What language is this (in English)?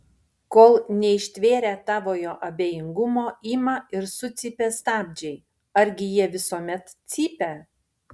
Lithuanian